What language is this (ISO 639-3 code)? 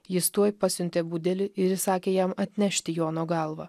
lit